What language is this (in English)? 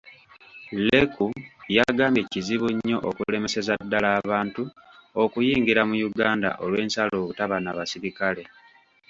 Ganda